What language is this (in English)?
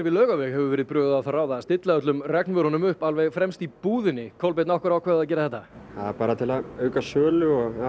Icelandic